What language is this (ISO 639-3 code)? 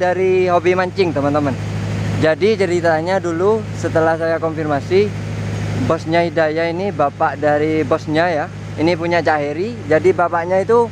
ind